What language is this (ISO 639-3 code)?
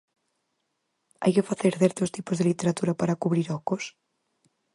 glg